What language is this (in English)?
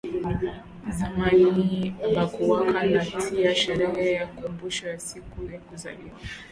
Swahili